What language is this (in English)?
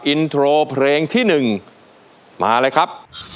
Thai